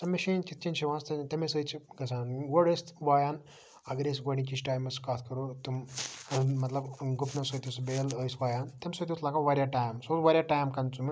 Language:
Kashmiri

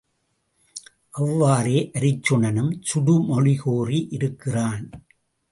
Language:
Tamil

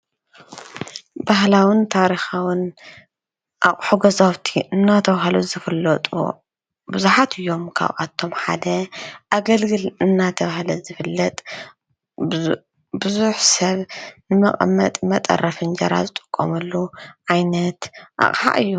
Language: Tigrinya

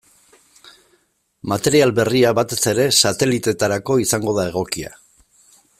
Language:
Basque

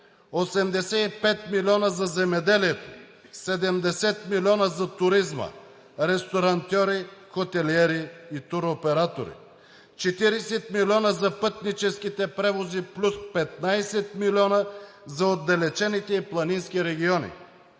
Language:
Bulgarian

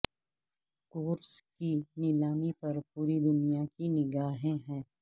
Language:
Urdu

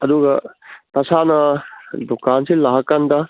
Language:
Manipuri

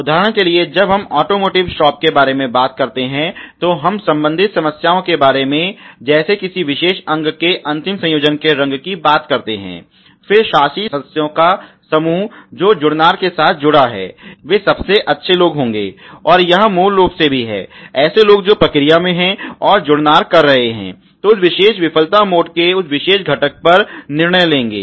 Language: Hindi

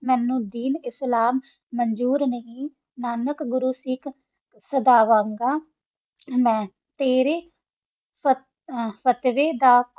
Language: Punjabi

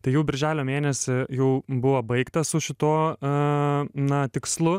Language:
Lithuanian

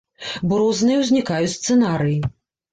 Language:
Belarusian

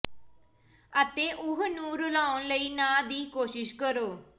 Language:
Punjabi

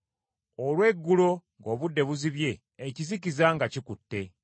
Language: Ganda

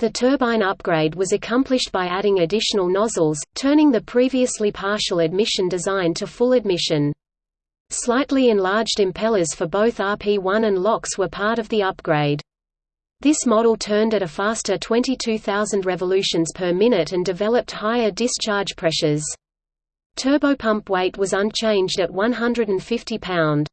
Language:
English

